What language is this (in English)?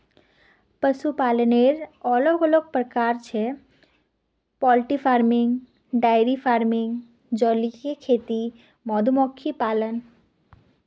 Magahi